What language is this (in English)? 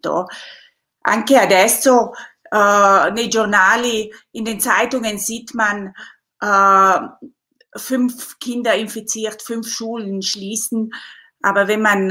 Italian